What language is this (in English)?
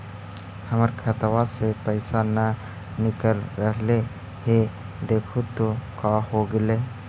Magahi